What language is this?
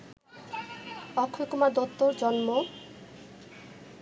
Bangla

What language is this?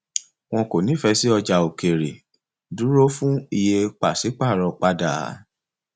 Yoruba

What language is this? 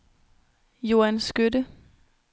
Danish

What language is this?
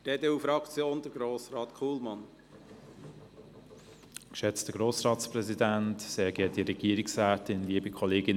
Swiss German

